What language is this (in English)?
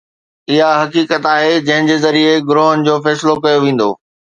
Sindhi